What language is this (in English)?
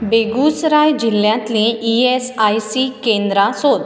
Konkani